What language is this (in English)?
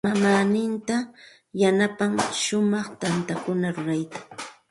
Santa Ana de Tusi Pasco Quechua